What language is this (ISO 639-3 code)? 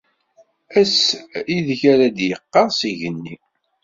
kab